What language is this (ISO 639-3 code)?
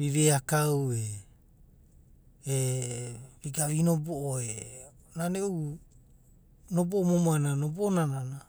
kbt